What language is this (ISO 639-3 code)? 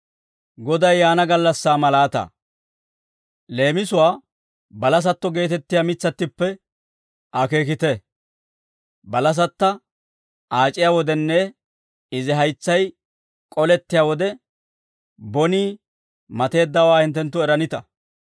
dwr